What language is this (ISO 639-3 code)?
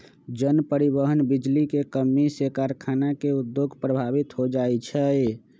mag